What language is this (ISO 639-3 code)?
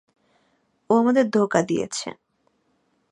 ben